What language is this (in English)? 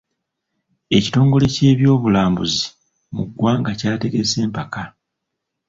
Ganda